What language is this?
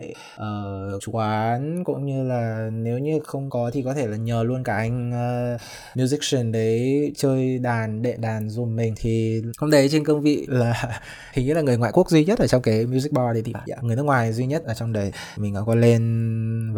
Vietnamese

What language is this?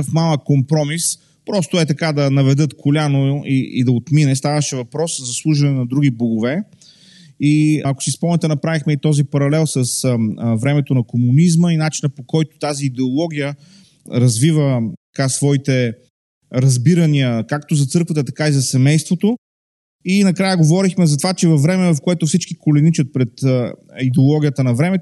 Bulgarian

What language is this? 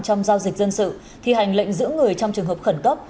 Vietnamese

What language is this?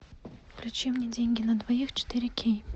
Russian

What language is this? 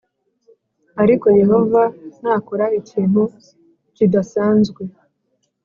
Kinyarwanda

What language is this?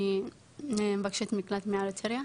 Hebrew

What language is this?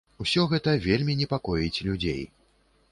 Belarusian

